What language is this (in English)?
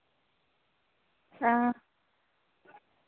Dogri